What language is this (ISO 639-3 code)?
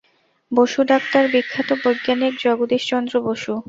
ben